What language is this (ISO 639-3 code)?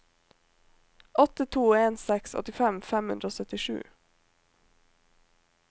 nor